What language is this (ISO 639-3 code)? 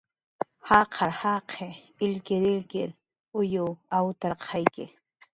jqr